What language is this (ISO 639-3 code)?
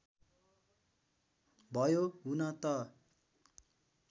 nep